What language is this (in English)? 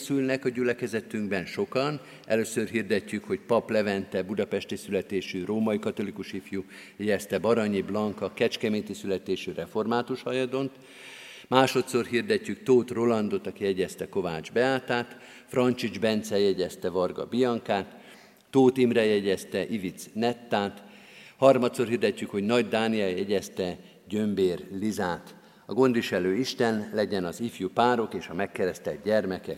Hungarian